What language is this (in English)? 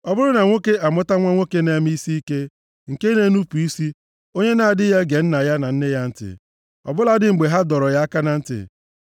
Igbo